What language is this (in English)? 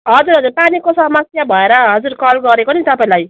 Nepali